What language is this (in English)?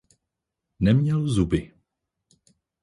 Czech